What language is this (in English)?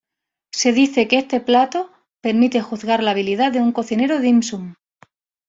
Spanish